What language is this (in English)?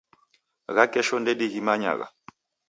Taita